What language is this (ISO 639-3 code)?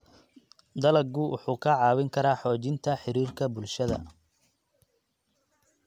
som